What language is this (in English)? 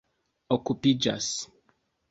Esperanto